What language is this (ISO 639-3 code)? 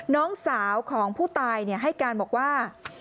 tha